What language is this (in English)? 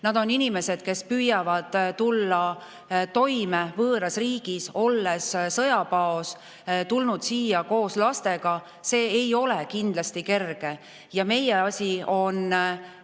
Estonian